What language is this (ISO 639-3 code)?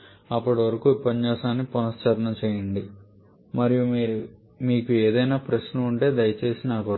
tel